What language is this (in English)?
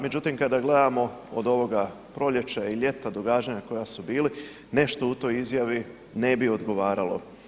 Croatian